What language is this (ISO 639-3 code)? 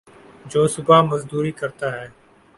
urd